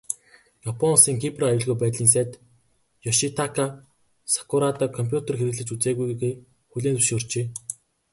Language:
Mongolian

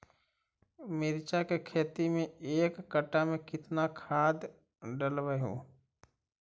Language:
Magahi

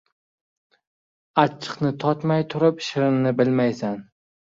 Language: Uzbek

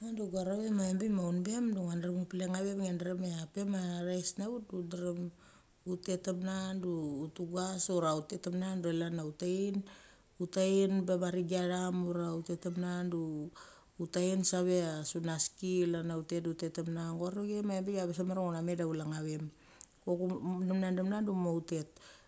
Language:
Mali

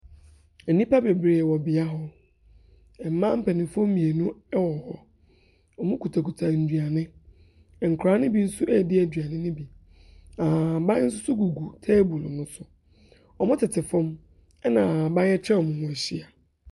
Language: Akan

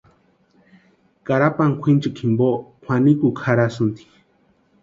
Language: Western Highland Purepecha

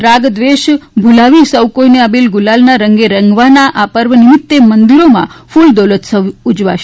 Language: Gujarati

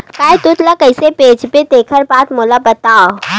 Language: Chhattisgarhi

